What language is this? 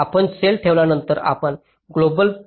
Marathi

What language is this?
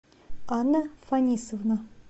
Russian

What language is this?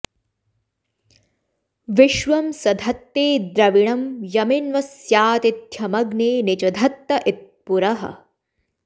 Sanskrit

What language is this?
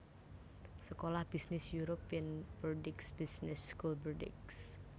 Javanese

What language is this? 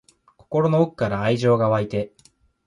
Japanese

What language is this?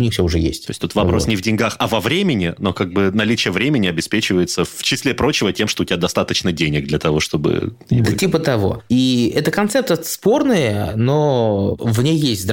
Russian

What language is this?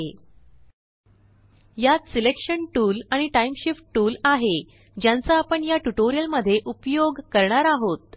Marathi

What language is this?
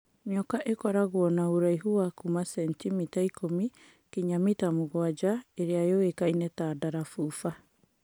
Kikuyu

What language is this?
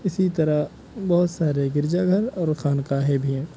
Urdu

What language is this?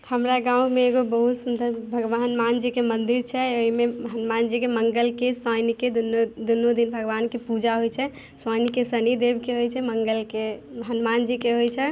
Maithili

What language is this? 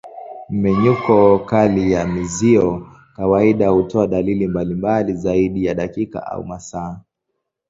Swahili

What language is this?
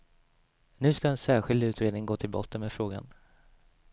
Swedish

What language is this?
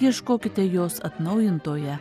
Lithuanian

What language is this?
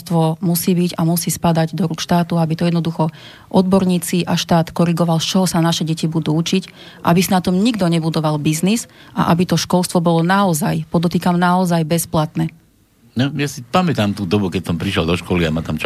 Slovak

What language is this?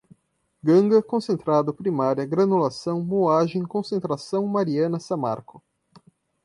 Portuguese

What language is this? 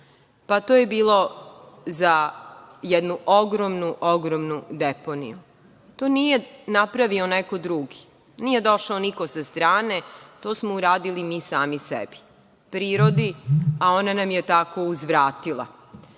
Serbian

